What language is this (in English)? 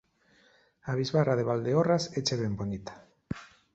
Galician